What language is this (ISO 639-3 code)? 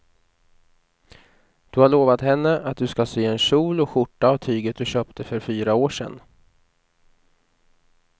swe